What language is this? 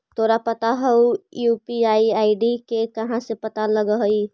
Magahi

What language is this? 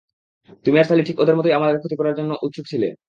Bangla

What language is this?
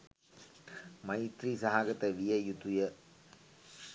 Sinhala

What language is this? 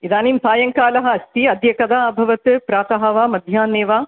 Sanskrit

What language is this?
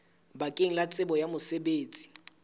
Southern Sotho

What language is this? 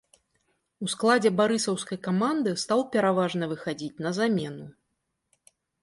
Belarusian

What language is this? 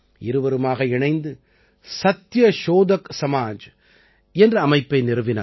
Tamil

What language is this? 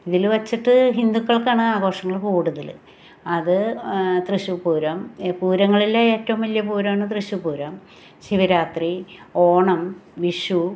Malayalam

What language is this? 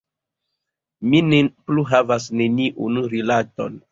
Esperanto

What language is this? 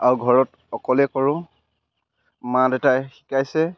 Assamese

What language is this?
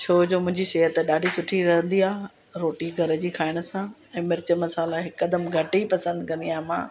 Sindhi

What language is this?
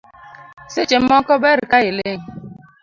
Luo (Kenya and Tanzania)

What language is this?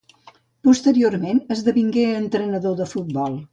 Catalan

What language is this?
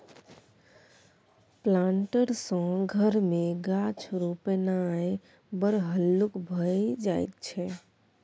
Maithili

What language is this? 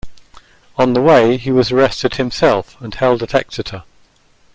English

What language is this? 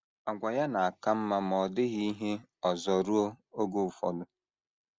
Igbo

